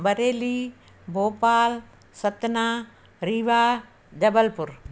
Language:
Sindhi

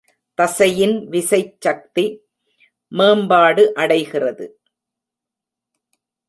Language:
Tamil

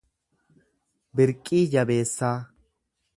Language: Oromo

